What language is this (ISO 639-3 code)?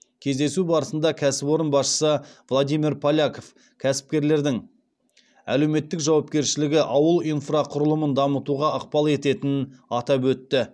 kaz